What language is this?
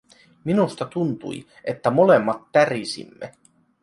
Finnish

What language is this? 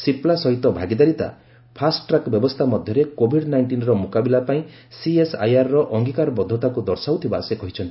Odia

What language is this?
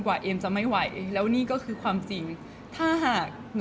Thai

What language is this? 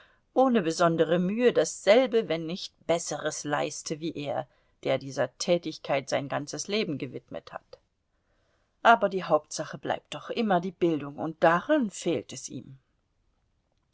German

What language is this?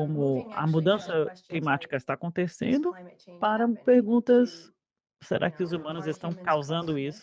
Portuguese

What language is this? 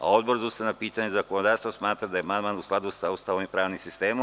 Serbian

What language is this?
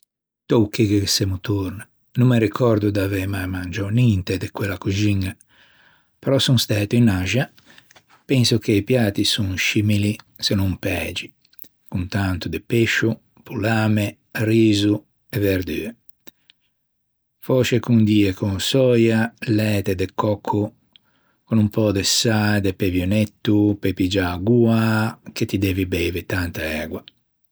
Ligurian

